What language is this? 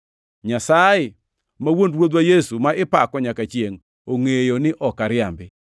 Luo (Kenya and Tanzania)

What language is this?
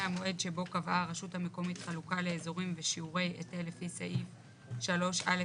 Hebrew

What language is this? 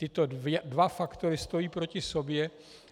Czech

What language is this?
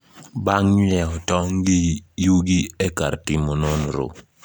Luo (Kenya and Tanzania)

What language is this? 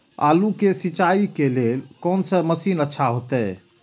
Maithili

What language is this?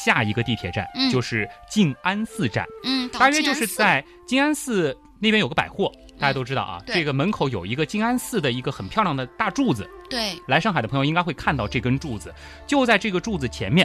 Chinese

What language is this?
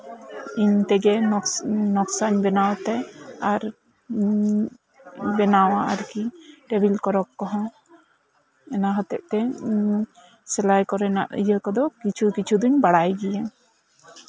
Santali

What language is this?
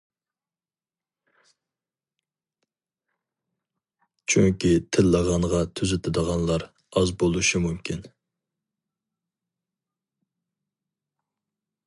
Uyghur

